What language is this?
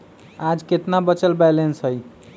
Magahi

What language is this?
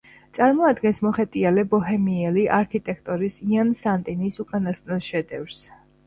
Georgian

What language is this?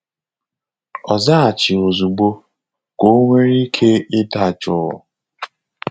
Igbo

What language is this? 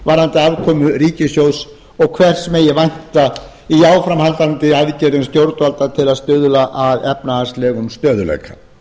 Icelandic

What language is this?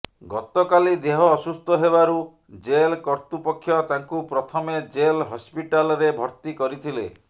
Odia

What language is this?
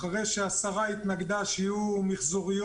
Hebrew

